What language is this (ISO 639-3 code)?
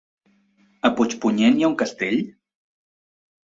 cat